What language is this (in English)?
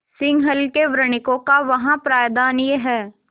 Hindi